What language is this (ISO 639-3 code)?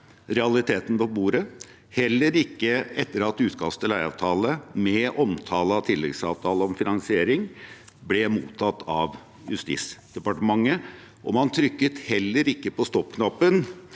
nor